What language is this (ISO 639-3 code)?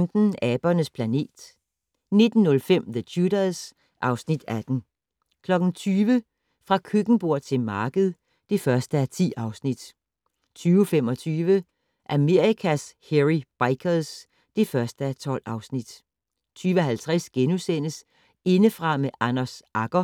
dan